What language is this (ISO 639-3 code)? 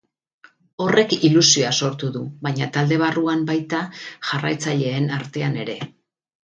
eus